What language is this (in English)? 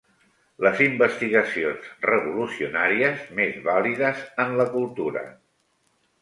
Catalan